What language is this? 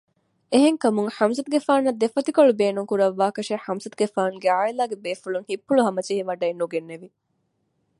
Divehi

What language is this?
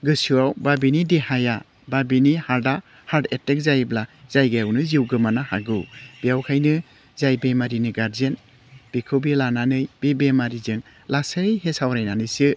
Bodo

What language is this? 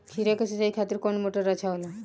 Bhojpuri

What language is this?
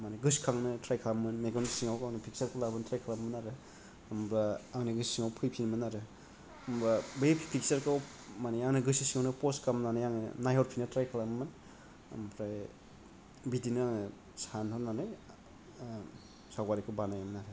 Bodo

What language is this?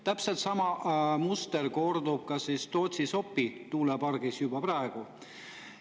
Estonian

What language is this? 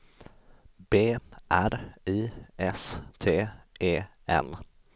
Swedish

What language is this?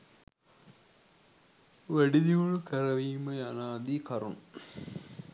Sinhala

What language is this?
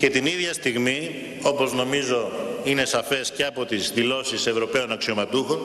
Greek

